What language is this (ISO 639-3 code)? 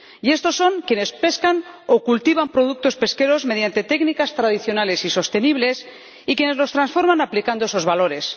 spa